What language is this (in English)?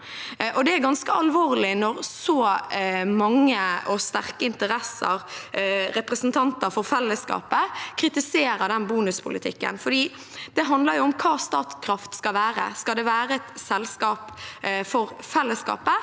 Norwegian